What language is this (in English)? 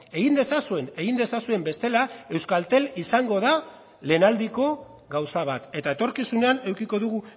Basque